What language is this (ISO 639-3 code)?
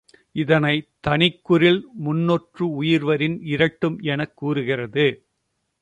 tam